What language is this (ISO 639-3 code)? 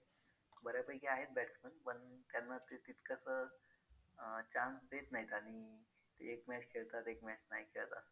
mar